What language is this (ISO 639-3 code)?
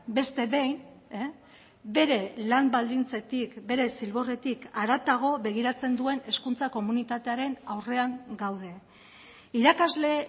eus